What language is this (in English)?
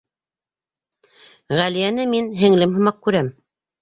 Bashkir